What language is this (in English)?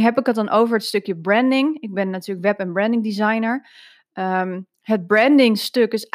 Dutch